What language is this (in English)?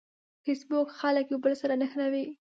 Pashto